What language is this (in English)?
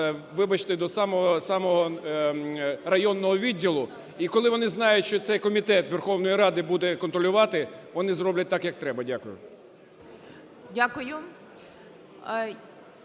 Ukrainian